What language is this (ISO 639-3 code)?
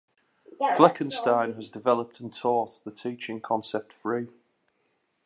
eng